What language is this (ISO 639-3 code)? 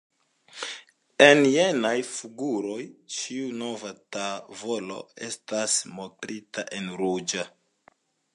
epo